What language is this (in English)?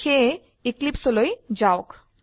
Assamese